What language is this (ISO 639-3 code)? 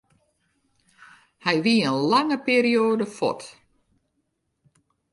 fry